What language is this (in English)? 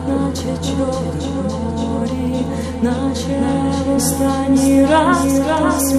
Ukrainian